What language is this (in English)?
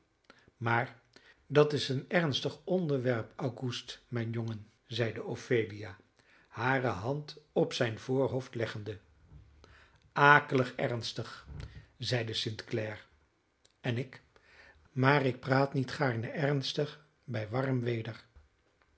Dutch